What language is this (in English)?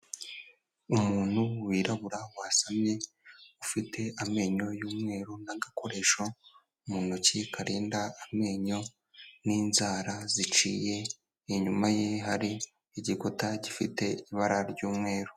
Kinyarwanda